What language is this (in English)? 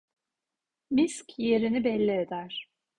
Turkish